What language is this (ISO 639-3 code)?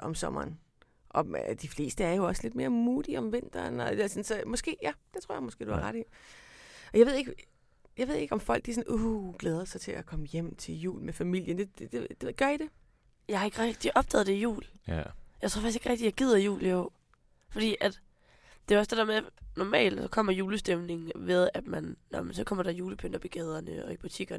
dan